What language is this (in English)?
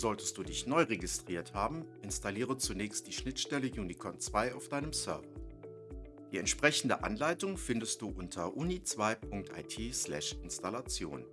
German